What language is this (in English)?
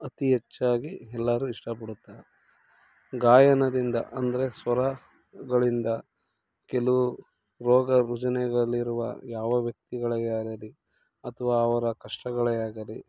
Kannada